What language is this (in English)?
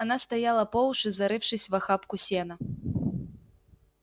Russian